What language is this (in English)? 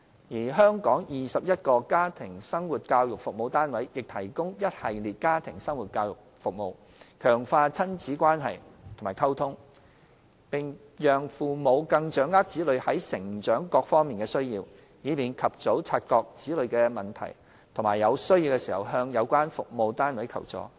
Cantonese